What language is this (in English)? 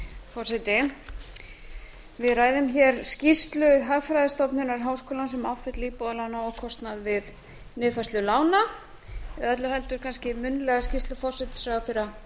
Icelandic